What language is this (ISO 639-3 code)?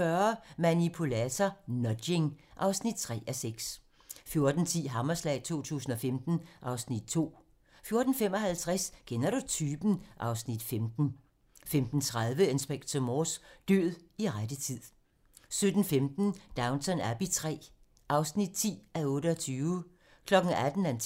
dan